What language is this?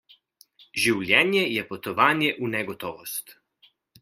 Slovenian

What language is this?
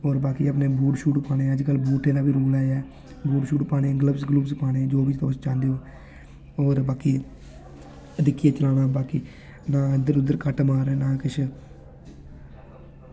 Dogri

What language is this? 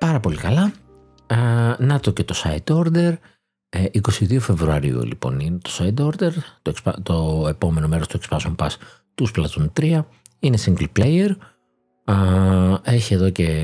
Greek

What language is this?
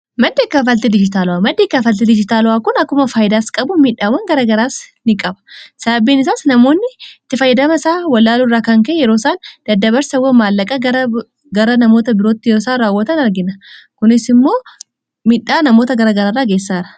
Oromo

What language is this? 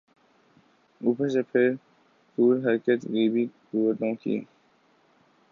Urdu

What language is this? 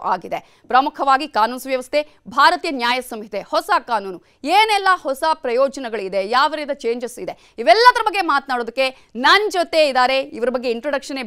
Kannada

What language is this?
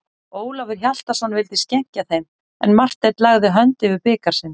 Icelandic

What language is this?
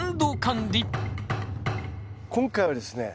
Japanese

